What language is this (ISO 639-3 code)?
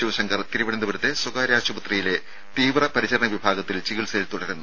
mal